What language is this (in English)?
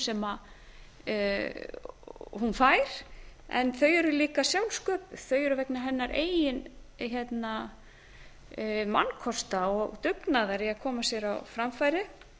Icelandic